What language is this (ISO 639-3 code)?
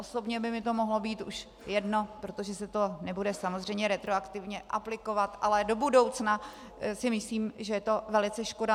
ces